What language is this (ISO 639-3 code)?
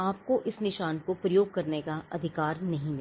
hin